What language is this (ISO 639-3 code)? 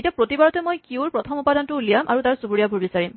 asm